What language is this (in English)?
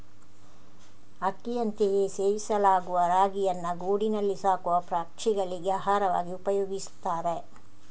Kannada